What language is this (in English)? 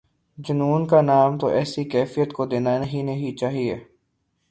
Urdu